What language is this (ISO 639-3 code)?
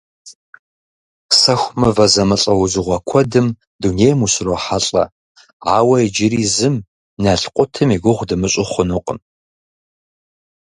kbd